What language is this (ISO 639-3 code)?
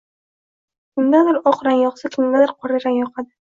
uzb